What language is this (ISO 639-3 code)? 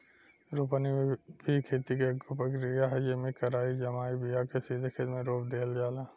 bho